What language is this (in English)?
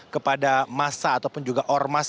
Indonesian